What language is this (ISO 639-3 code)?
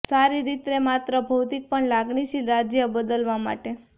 guj